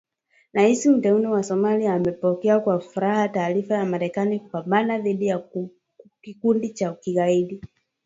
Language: Swahili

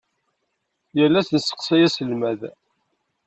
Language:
Kabyle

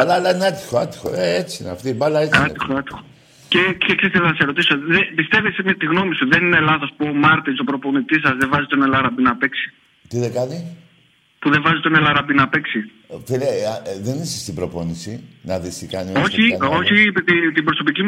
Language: Greek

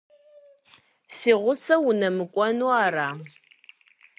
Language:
Kabardian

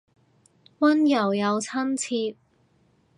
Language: Cantonese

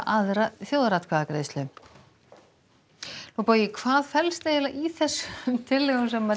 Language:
Icelandic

